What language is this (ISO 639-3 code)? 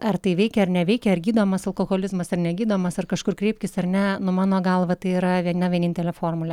lit